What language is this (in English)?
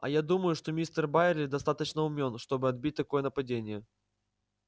Russian